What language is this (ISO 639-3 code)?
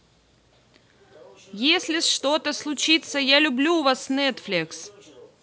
rus